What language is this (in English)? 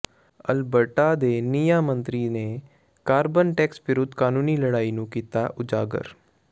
Punjabi